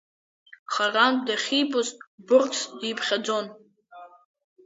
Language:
Abkhazian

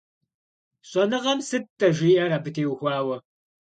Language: Kabardian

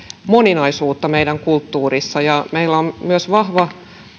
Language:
Finnish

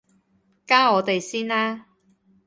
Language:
Cantonese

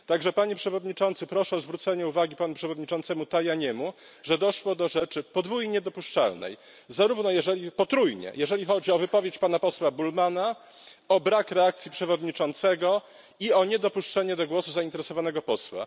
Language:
Polish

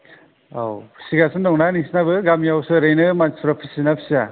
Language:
Bodo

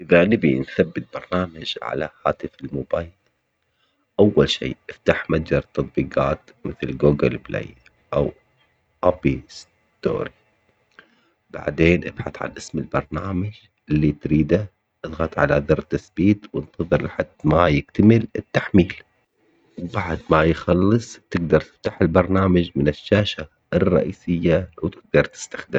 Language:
Omani Arabic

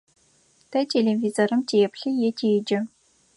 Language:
Adyghe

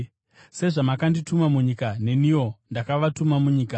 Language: Shona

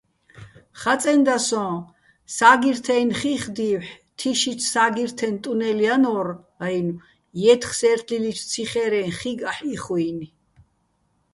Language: Bats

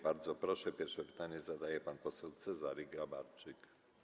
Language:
Polish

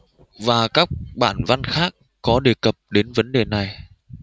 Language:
Vietnamese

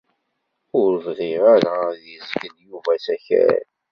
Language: Kabyle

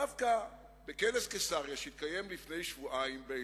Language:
Hebrew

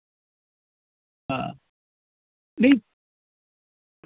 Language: Dogri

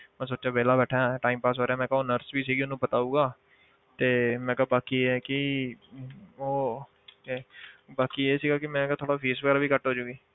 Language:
Punjabi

